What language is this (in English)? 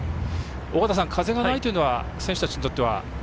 Japanese